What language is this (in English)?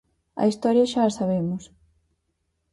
Galician